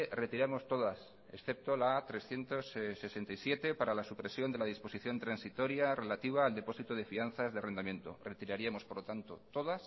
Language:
Spanish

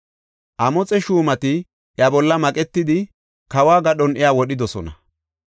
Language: Gofa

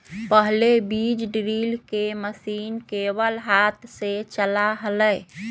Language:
Magahi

